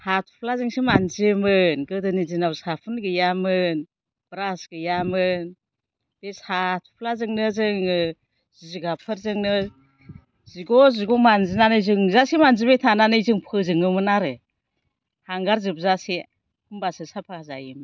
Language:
Bodo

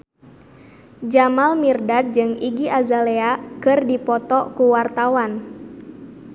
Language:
Sundanese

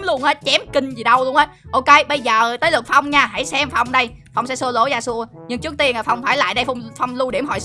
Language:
Vietnamese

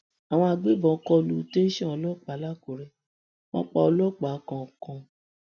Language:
Yoruba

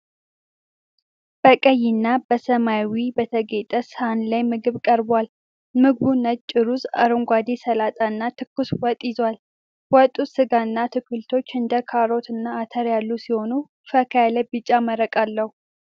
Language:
Amharic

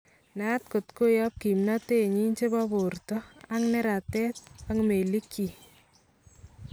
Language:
Kalenjin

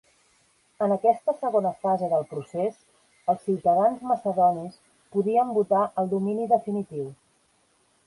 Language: Catalan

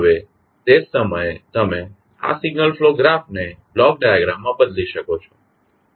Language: Gujarati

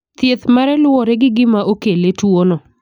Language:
Luo (Kenya and Tanzania)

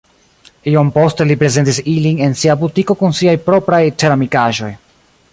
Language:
Esperanto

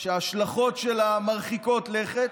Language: Hebrew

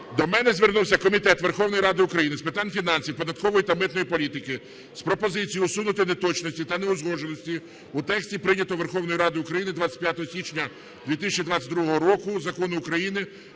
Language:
Ukrainian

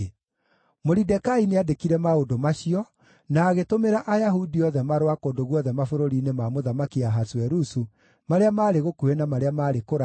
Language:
Kikuyu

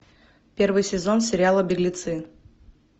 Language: Russian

